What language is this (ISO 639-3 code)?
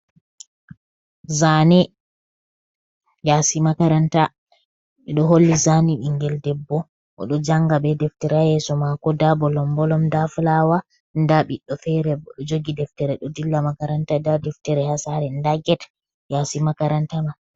ful